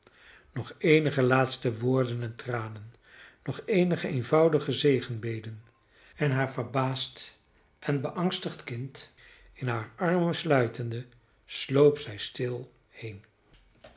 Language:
Dutch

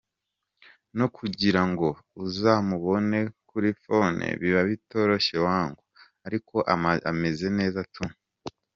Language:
Kinyarwanda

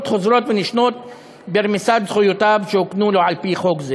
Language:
Hebrew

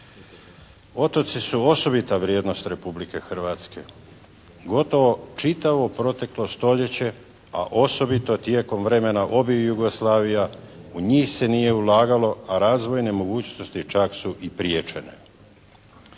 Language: Croatian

